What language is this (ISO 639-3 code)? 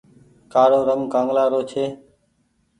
gig